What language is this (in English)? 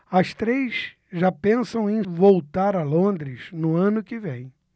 Portuguese